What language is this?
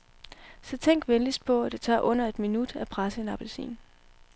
Danish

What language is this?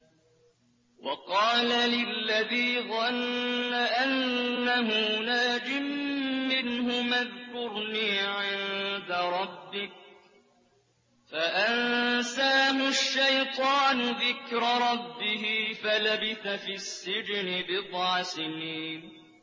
Arabic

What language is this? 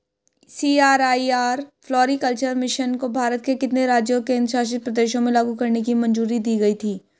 Hindi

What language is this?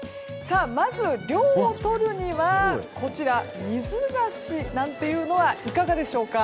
Japanese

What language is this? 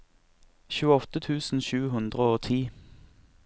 Norwegian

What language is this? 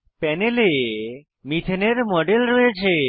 Bangla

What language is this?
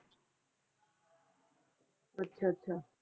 Punjabi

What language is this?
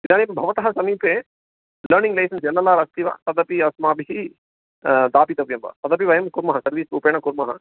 Sanskrit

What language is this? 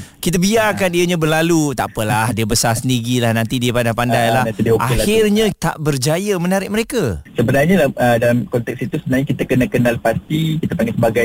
Malay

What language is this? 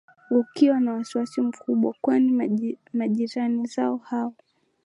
Swahili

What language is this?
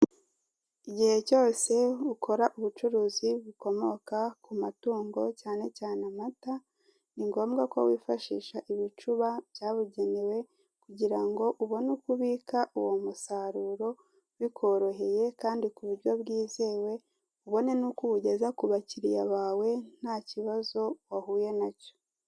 Kinyarwanda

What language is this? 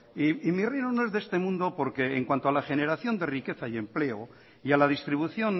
Spanish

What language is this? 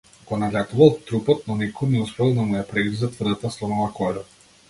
Macedonian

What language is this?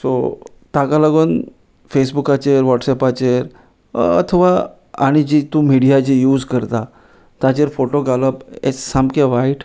Konkani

